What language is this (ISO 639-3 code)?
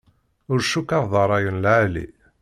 kab